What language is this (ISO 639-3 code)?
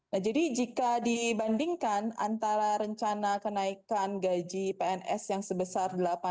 ind